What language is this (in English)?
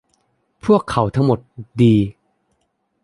Thai